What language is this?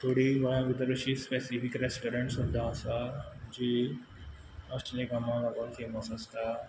Konkani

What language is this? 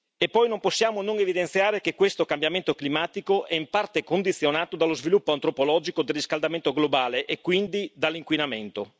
Italian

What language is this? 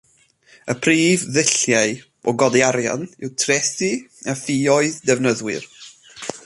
Welsh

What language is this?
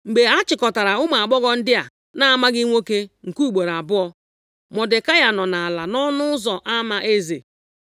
Igbo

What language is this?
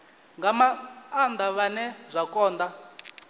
Venda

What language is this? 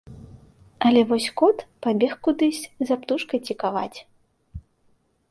Belarusian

